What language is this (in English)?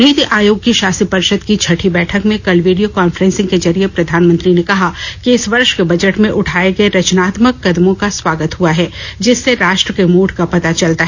Hindi